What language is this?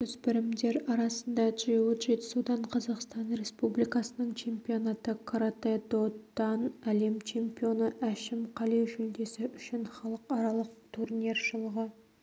Kazakh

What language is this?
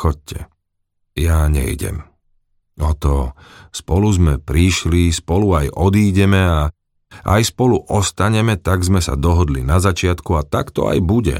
Slovak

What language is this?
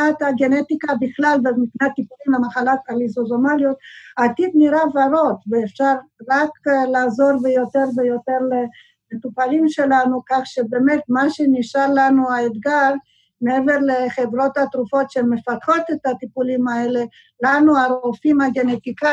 Hebrew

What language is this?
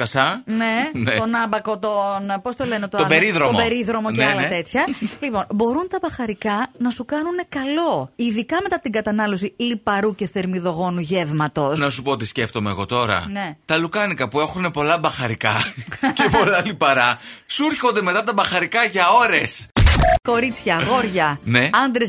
Greek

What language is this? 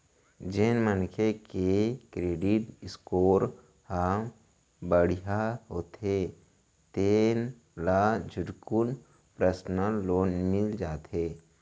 Chhattisgarhi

